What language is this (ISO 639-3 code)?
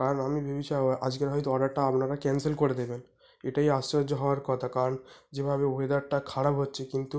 ben